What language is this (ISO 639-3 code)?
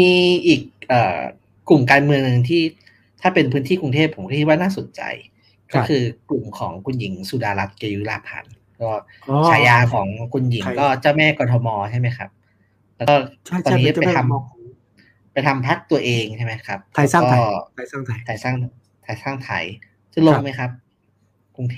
tha